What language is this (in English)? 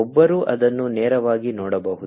Kannada